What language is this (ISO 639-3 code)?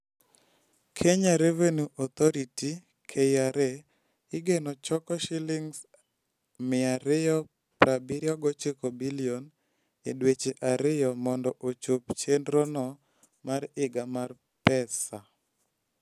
luo